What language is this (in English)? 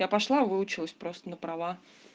Russian